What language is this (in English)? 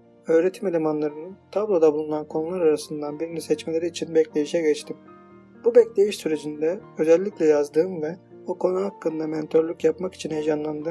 Turkish